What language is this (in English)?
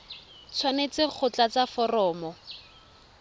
Tswana